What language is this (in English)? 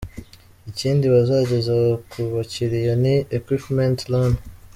Kinyarwanda